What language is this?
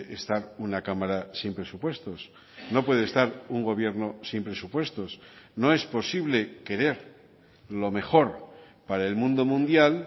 Spanish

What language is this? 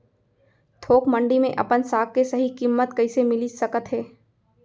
Chhattisgarhi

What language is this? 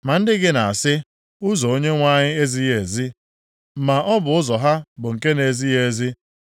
Igbo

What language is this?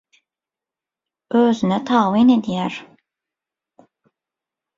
Turkmen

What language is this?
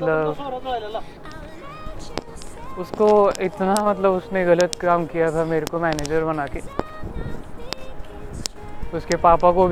Marathi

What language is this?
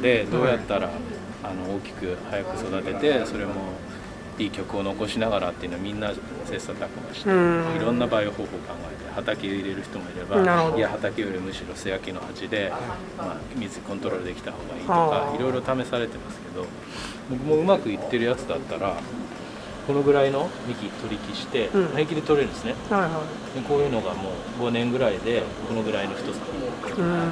Japanese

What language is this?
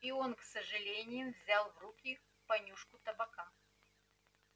Russian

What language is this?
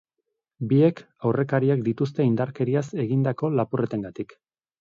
Basque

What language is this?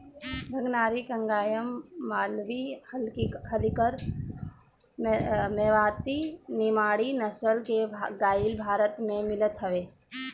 Bhojpuri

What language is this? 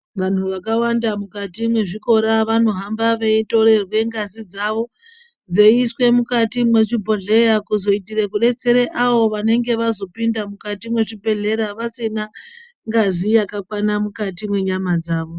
Ndau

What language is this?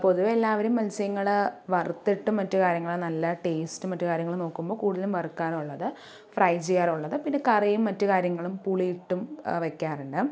Malayalam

